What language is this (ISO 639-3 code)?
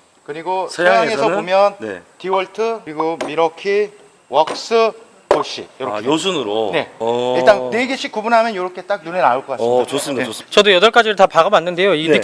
kor